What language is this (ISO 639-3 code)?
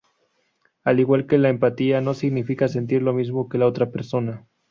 spa